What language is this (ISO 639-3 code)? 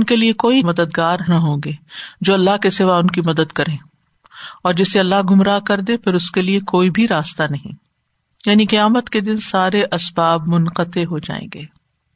urd